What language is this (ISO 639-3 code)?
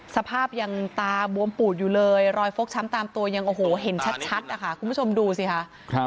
tha